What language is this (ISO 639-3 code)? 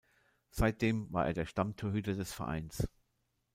deu